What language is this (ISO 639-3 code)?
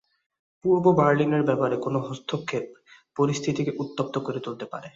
ben